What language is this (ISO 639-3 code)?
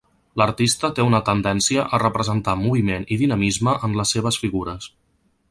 cat